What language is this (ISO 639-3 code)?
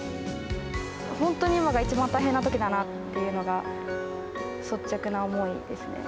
jpn